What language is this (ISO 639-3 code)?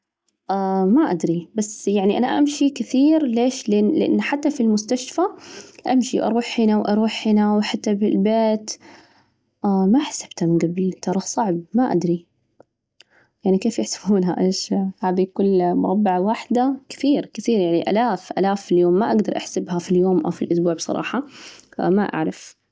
ars